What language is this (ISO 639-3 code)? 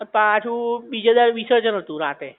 guj